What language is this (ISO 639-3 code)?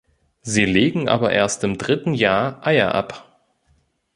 deu